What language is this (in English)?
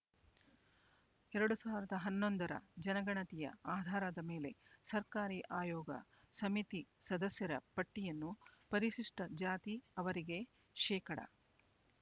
Kannada